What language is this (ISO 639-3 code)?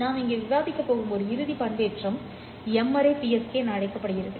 tam